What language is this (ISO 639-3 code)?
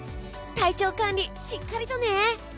jpn